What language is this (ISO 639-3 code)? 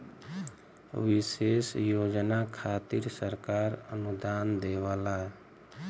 bho